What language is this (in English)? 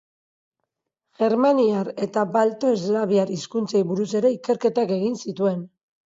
Basque